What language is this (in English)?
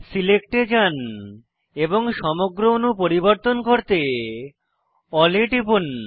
Bangla